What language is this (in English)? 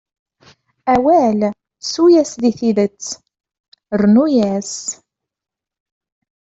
Kabyle